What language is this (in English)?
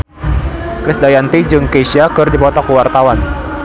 Sundanese